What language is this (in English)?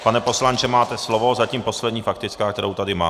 Czech